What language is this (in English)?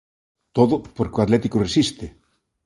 Galician